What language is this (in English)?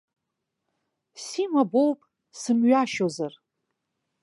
Abkhazian